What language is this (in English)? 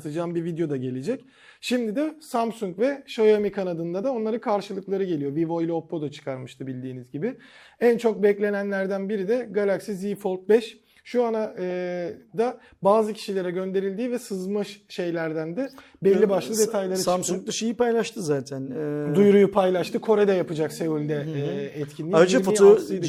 Turkish